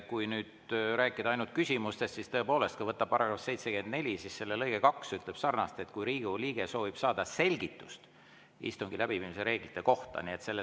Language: Estonian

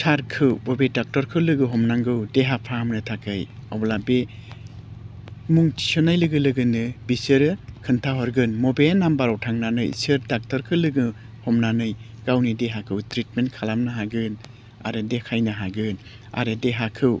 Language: Bodo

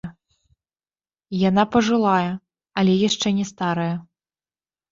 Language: Belarusian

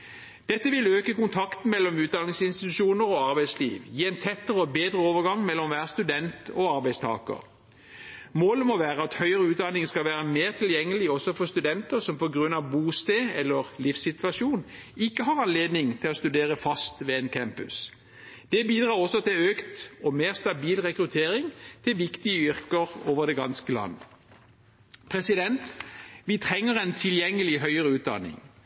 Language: Norwegian Bokmål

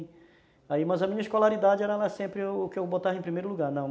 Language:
Portuguese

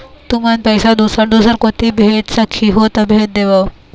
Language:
Chhattisgarhi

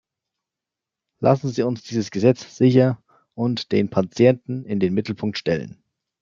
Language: German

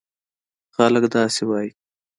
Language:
Pashto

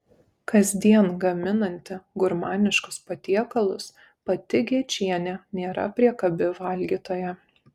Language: Lithuanian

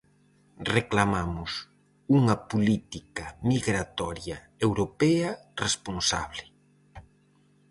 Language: Galician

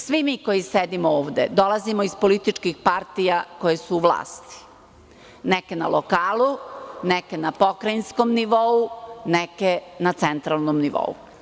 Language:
Serbian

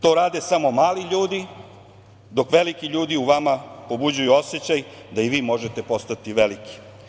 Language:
Serbian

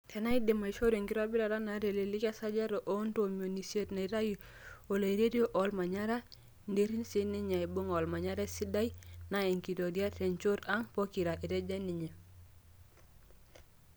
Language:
Masai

